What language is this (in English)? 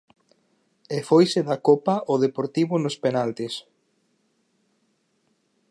Galician